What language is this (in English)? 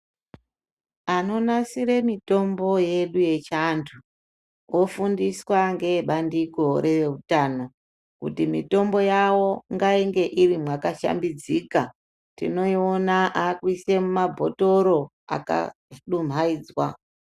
Ndau